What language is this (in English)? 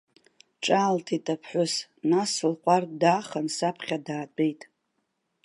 Abkhazian